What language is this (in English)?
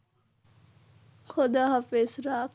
Bangla